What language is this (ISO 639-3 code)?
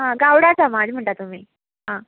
kok